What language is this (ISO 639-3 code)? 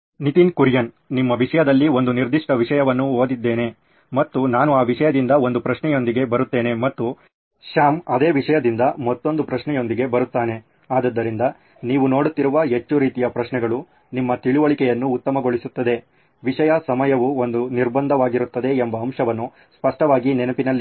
kan